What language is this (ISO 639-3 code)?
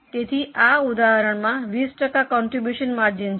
guj